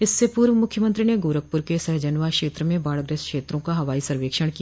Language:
Hindi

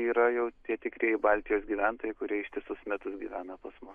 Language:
Lithuanian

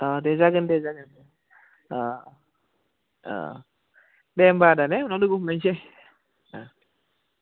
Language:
Bodo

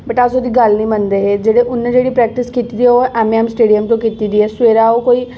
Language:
Dogri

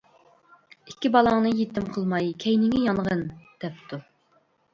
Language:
Uyghur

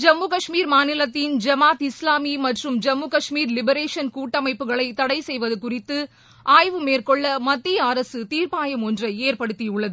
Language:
Tamil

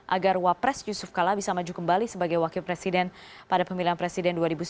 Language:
Indonesian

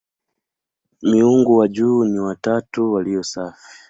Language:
Swahili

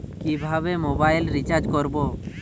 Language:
Bangla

